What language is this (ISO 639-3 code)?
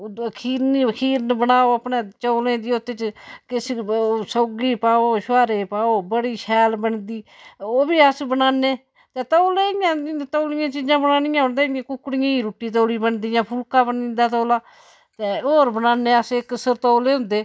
doi